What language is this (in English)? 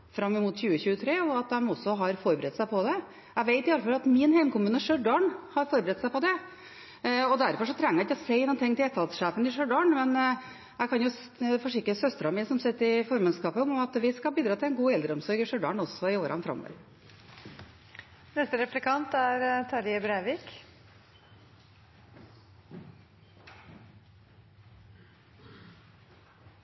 Norwegian Bokmål